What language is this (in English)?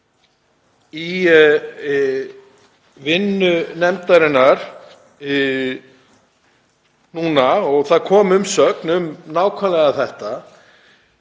Icelandic